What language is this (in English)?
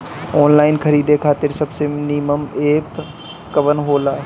Bhojpuri